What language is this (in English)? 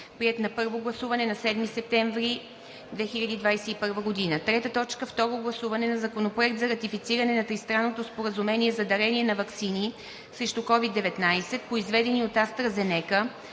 Bulgarian